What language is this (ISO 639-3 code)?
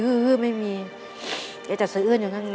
tha